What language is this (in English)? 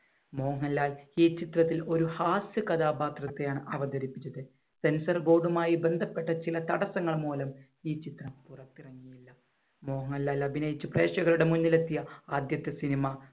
Malayalam